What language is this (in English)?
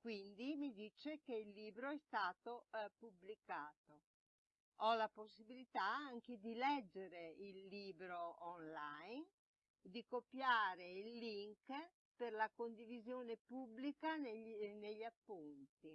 Italian